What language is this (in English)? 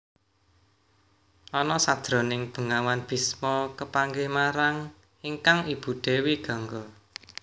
Javanese